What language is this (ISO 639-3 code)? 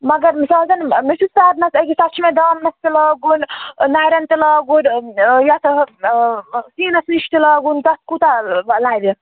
kas